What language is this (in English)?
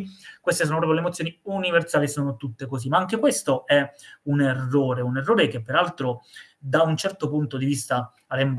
Italian